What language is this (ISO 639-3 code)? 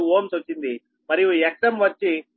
tel